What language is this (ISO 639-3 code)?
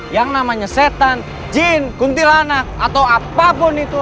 ind